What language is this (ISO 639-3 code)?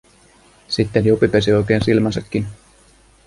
fin